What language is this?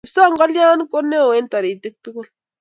Kalenjin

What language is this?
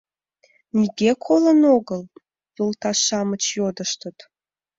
Mari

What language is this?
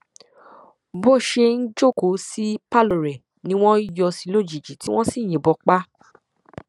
Yoruba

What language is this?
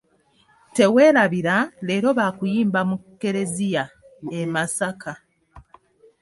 Ganda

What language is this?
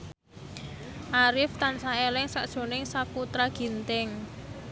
Javanese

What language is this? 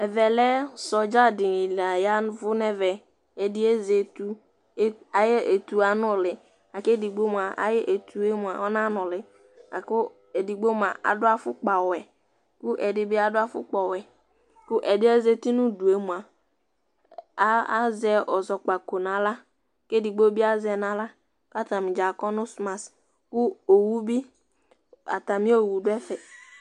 Ikposo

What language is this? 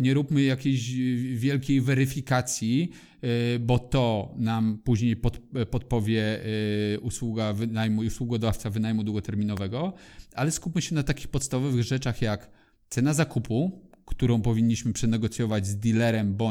Polish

